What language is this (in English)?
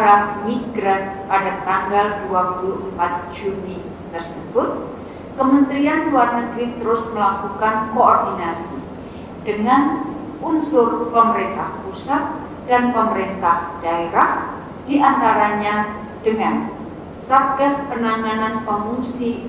Indonesian